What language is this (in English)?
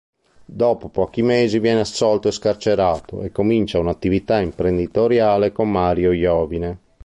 Italian